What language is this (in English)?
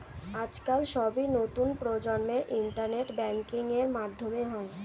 Bangla